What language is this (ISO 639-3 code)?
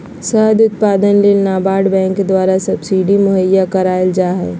mag